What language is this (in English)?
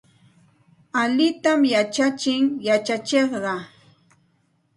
Santa Ana de Tusi Pasco Quechua